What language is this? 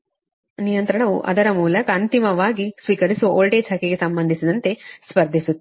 Kannada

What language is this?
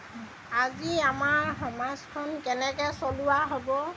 Assamese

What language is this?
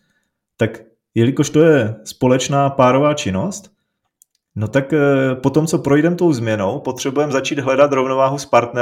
Czech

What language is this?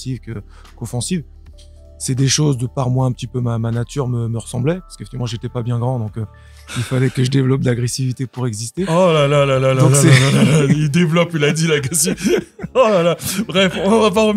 French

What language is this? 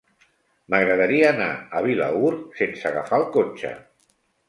Catalan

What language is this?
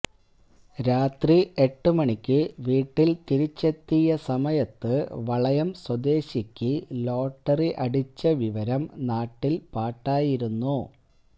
Malayalam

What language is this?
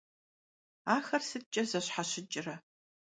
Kabardian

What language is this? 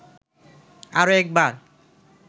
Bangla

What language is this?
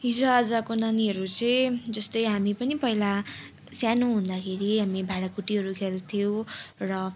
Nepali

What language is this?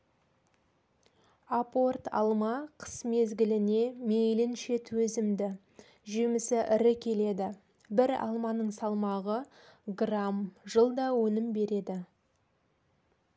Kazakh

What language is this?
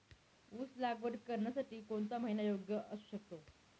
Marathi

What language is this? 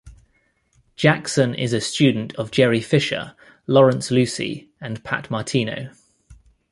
English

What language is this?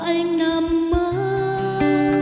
Vietnamese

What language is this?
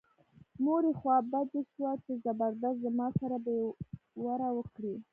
Pashto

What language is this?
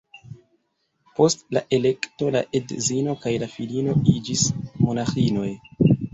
Esperanto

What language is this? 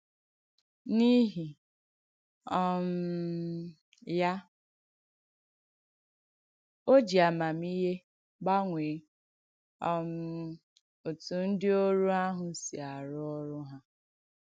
Igbo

